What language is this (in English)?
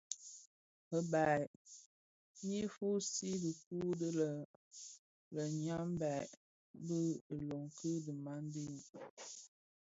Bafia